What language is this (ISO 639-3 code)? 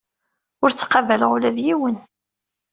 kab